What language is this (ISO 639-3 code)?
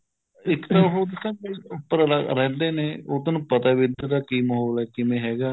pan